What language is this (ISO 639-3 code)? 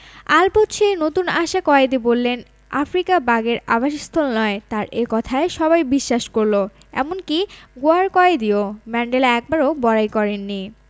ben